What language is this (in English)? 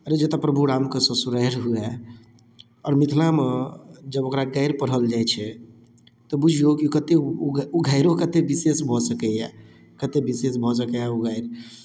Maithili